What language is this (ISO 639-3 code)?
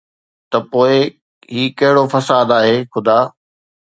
snd